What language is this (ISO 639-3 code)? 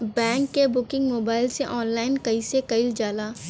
bho